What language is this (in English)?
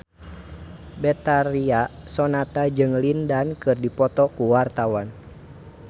Sundanese